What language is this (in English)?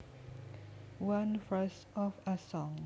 Javanese